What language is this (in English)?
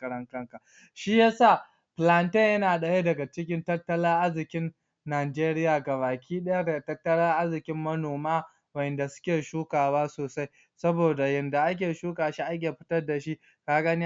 Hausa